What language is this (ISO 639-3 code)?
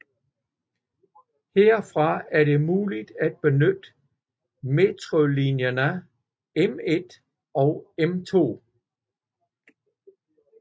dan